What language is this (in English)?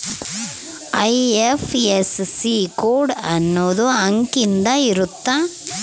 Kannada